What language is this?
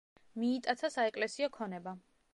Georgian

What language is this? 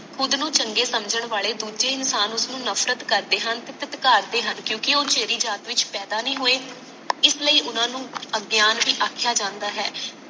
Punjabi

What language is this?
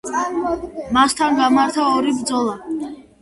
Georgian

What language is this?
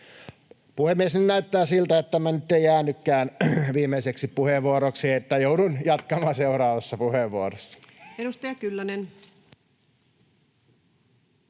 Finnish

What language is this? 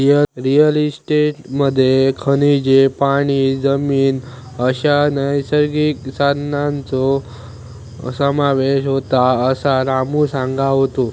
Marathi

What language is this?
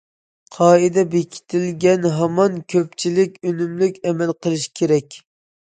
Uyghur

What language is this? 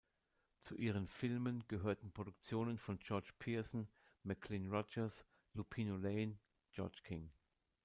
German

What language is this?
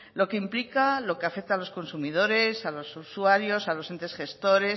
Spanish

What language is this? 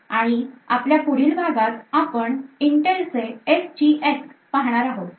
Marathi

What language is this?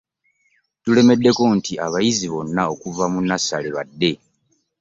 Ganda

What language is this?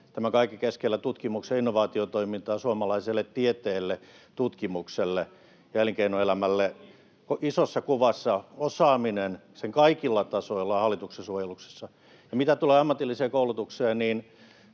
Finnish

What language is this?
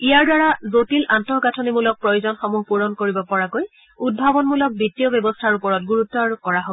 Assamese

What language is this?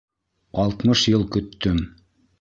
Bashkir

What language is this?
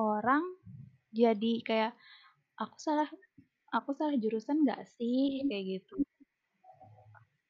Indonesian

